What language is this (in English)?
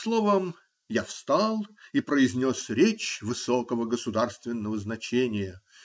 Russian